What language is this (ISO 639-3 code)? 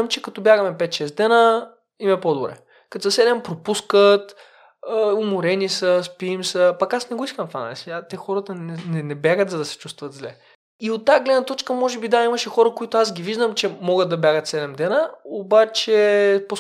bul